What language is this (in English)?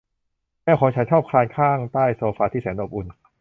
Thai